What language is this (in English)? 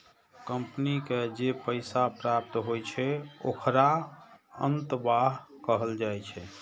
Maithili